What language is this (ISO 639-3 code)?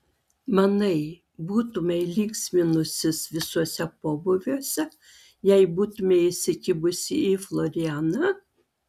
lit